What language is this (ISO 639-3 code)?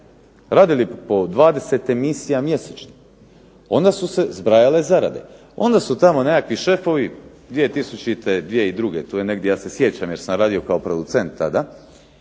hrv